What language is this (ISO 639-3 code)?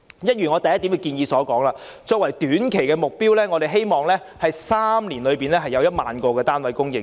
yue